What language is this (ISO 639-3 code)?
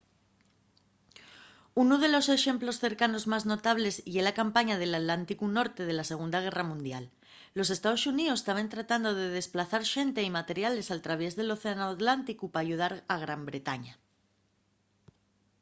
ast